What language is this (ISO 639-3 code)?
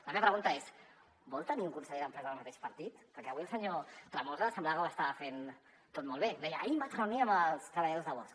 cat